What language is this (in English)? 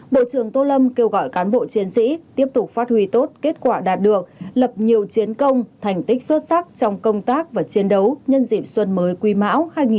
Vietnamese